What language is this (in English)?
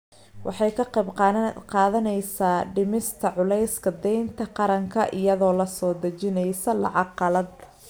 Somali